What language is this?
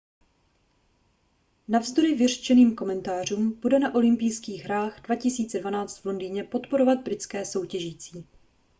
Czech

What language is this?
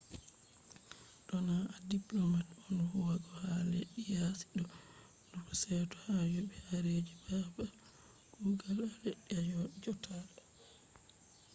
Fula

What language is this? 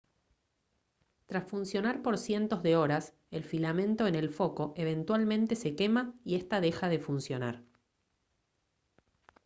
Spanish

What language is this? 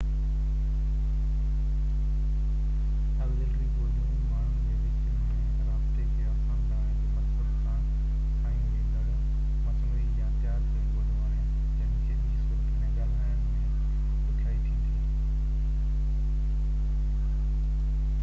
Sindhi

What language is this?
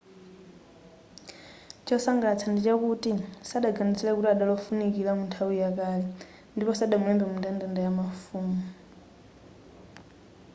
Nyanja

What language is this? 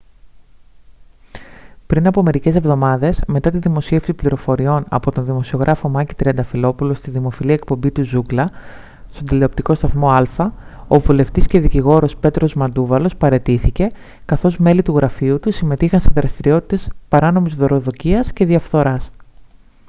Greek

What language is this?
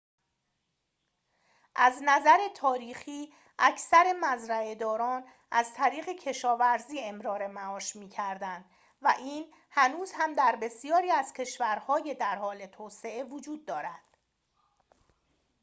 Persian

